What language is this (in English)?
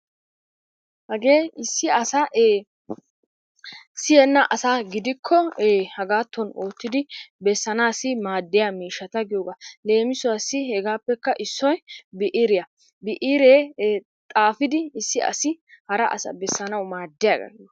Wolaytta